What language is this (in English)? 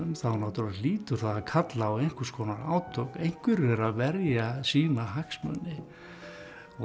Icelandic